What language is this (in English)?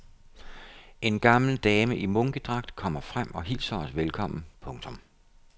Danish